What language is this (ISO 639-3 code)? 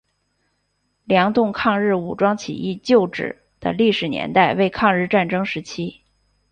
zho